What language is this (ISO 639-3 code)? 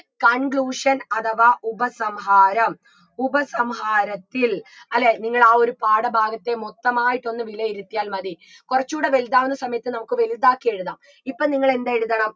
mal